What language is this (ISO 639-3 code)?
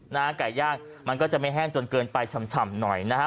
tha